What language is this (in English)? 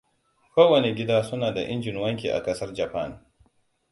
Hausa